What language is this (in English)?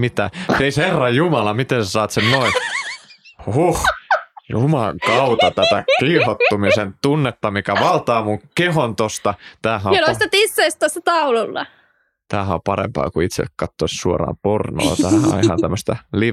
Finnish